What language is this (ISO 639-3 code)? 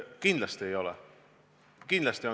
est